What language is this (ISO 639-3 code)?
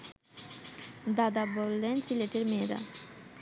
ben